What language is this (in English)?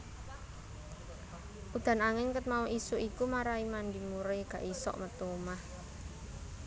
Javanese